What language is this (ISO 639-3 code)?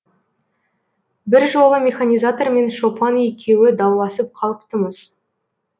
kaz